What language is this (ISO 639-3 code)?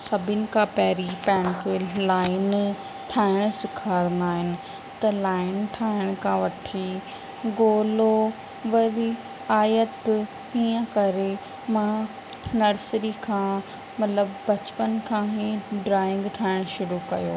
snd